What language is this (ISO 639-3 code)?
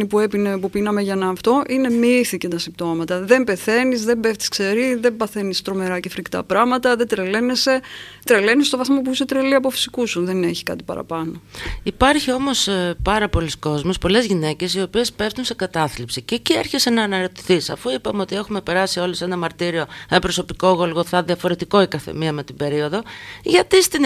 ell